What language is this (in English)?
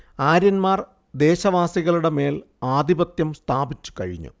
Malayalam